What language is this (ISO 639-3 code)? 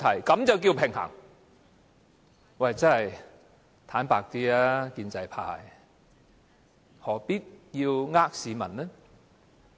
yue